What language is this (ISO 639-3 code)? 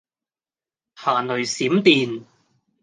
yue